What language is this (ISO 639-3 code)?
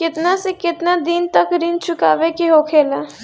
bho